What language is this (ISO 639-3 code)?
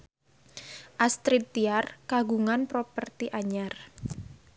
sun